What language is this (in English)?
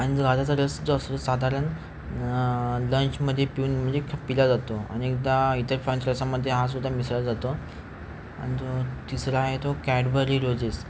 Marathi